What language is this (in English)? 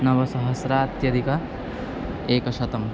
Sanskrit